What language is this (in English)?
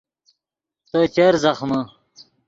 Yidgha